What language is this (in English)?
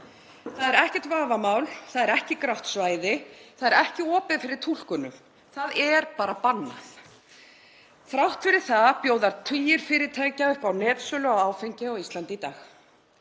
Icelandic